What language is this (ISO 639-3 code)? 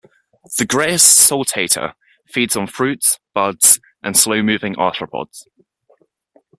eng